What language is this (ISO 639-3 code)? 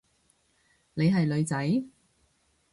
yue